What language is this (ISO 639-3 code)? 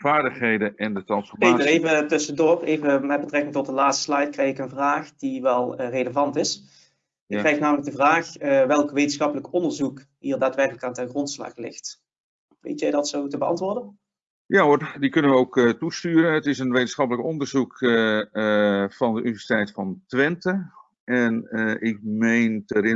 nld